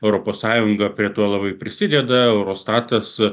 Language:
Lithuanian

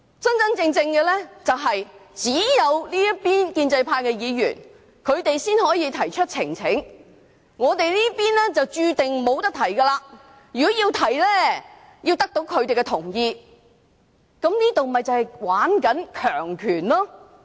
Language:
Cantonese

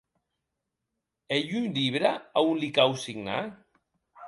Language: Occitan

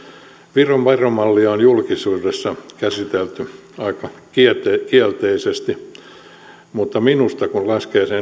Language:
Finnish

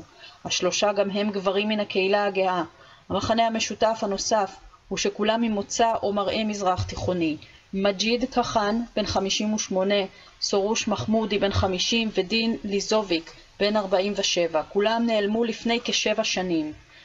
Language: Hebrew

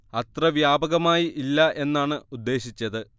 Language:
Malayalam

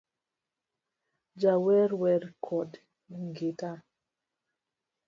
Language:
Luo (Kenya and Tanzania)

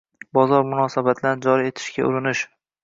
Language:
Uzbek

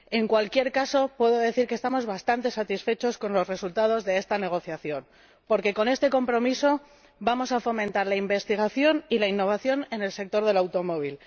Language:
Spanish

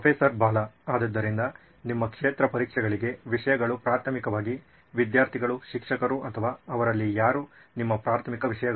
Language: Kannada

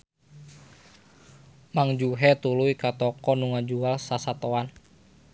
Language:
Sundanese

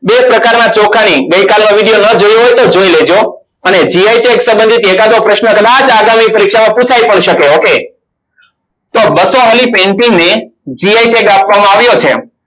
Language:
Gujarati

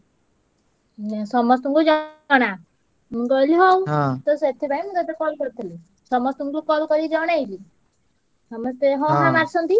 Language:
Odia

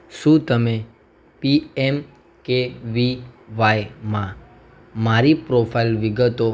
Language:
Gujarati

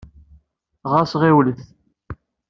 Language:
Kabyle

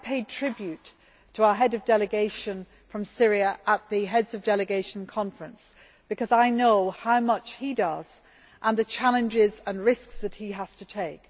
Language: English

